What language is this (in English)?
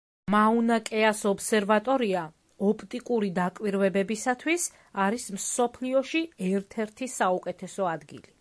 Georgian